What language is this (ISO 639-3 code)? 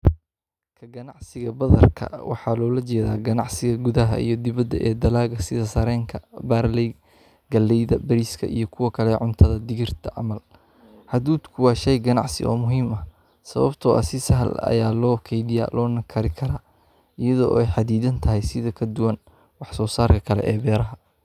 som